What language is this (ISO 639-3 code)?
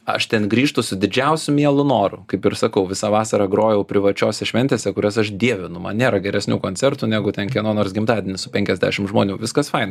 lit